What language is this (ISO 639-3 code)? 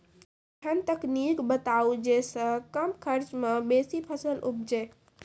mai